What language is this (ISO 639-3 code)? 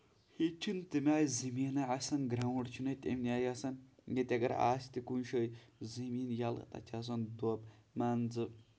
kas